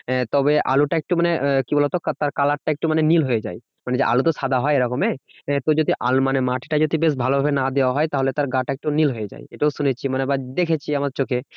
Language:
Bangla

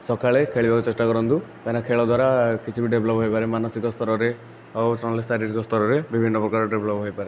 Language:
Odia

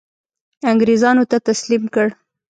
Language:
Pashto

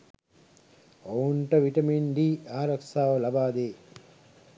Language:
Sinhala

